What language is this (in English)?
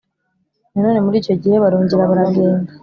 Kinyarwanda